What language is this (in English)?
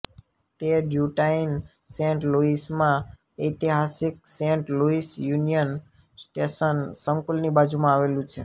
Gujarati